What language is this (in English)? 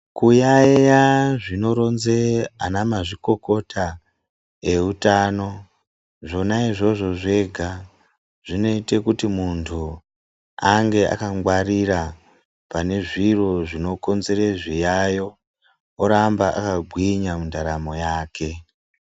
Ndau